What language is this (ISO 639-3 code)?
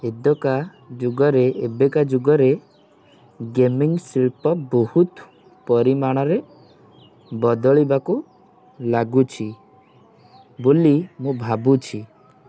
ori